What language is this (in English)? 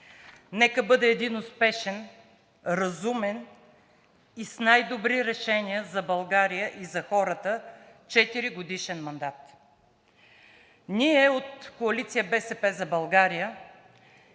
Bulgarian